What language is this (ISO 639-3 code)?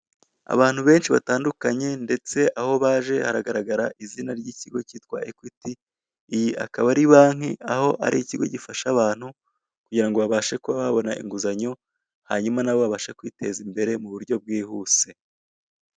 kin